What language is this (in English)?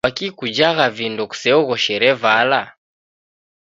Taita